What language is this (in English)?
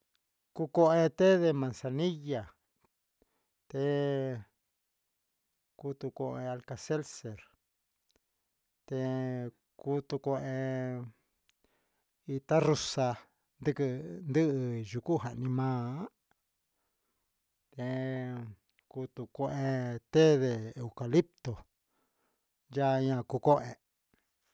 Huitepec Mixtec